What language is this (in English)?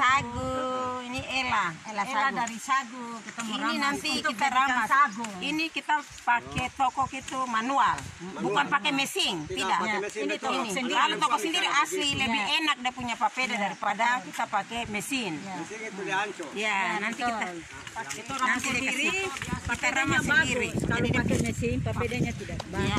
Indonesian